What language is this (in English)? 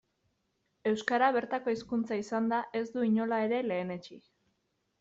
Basque